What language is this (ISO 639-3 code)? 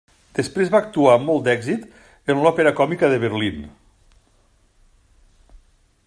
cat